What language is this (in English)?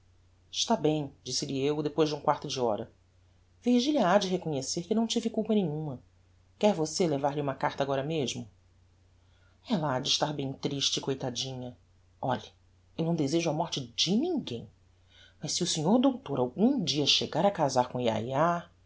Portuguese